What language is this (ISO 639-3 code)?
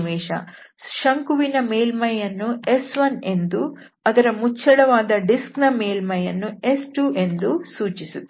kan